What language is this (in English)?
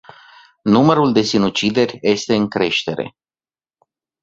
Romanian